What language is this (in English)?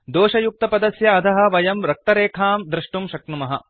Sanskrit